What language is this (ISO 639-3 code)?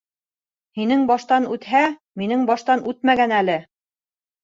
bak